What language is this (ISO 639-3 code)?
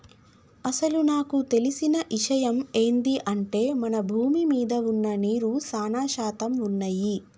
tel